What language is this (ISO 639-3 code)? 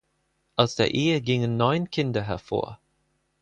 deu